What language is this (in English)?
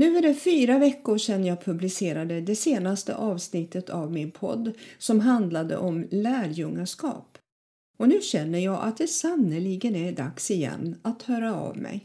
Swedish